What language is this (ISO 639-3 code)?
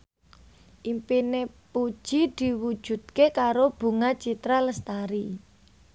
jav